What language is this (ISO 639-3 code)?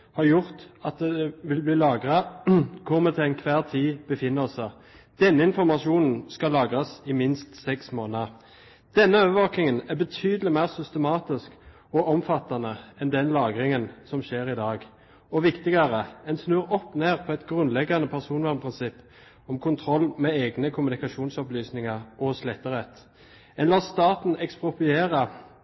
nob